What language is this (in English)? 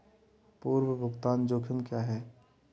Hindi